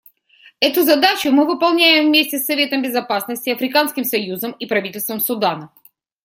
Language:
Russian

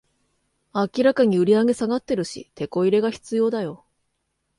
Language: Japanese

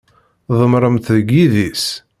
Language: Kabyle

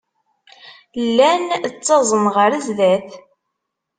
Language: Kabyle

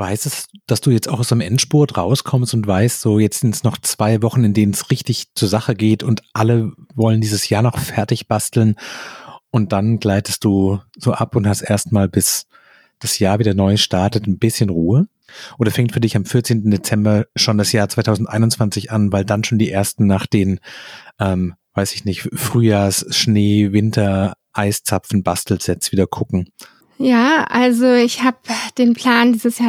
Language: German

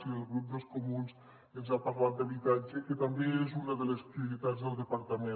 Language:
Catalan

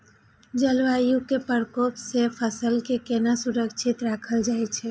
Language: Maithili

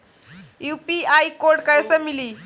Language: Bhojpuri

